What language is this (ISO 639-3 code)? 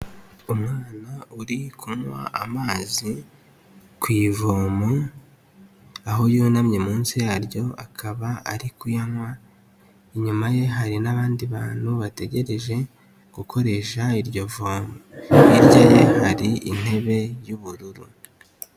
kin